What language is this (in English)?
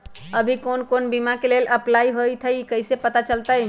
Magahi